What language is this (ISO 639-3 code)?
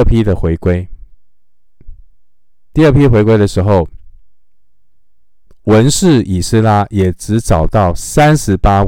zho